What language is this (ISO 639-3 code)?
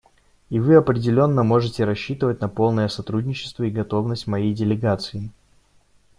rus